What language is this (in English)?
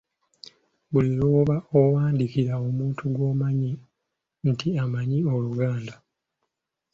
Ganda